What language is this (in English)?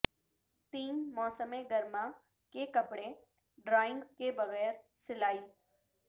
Urdu